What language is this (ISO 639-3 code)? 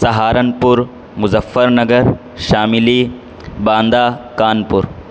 urd